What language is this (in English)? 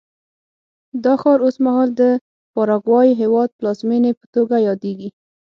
Pashto